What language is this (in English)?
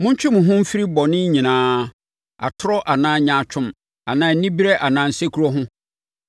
Akan